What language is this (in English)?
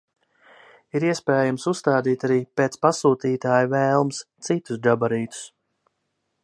Latvian